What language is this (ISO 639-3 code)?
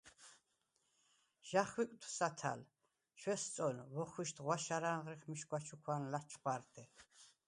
sva